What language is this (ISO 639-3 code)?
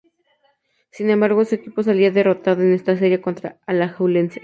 spa